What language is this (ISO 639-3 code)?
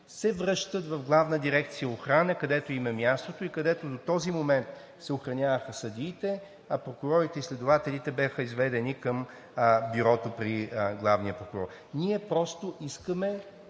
bul